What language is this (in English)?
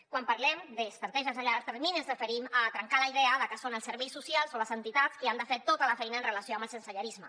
Catalan